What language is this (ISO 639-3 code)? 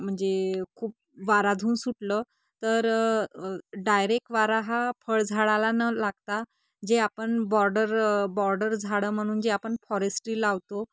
mar